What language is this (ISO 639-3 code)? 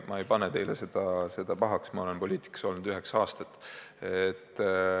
est